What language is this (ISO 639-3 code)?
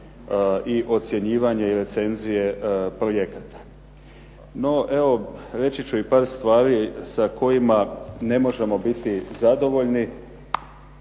hrv